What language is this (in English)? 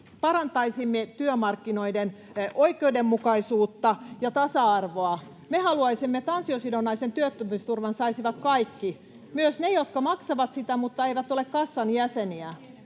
Finnish